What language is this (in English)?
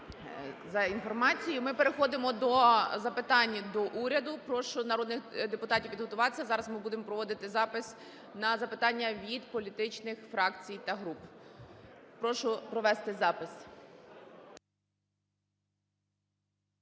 Ukrainian